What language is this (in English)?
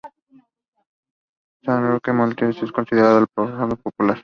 Spanish